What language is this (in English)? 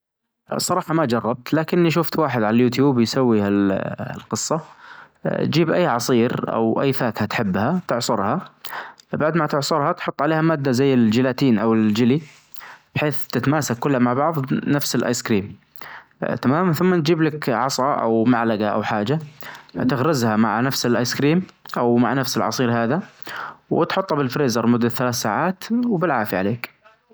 Najdi Arabic